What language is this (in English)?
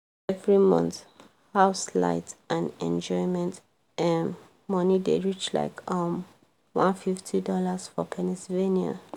Nigerian Pidgin